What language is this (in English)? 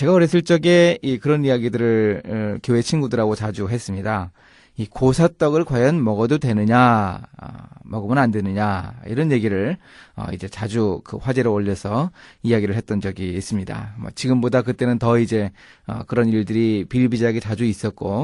Korean